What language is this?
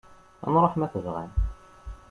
Kabyle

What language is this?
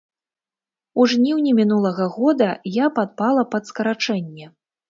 Belarusian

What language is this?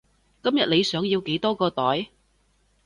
Cantonese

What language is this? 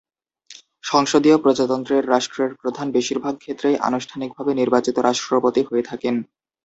Bangla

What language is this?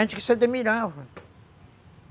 Portuguese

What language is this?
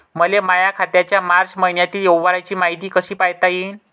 Marathi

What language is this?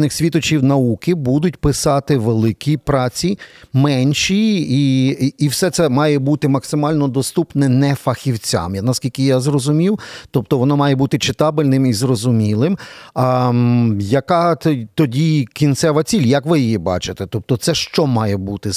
Ukrainian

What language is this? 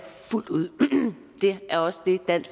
Danish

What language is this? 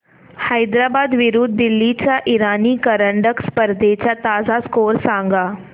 Marathi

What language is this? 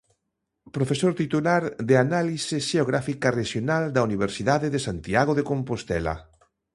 Galician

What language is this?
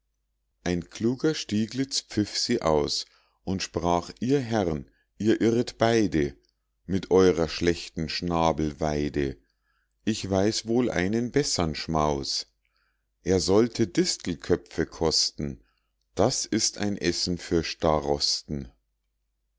German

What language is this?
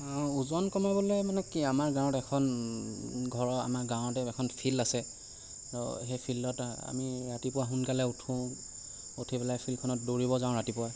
Assamese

